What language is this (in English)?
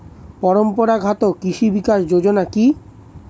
Bangla